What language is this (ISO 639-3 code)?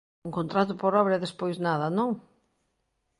glg